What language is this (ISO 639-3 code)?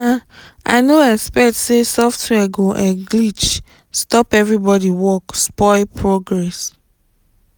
pcm